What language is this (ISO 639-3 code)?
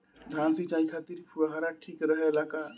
bho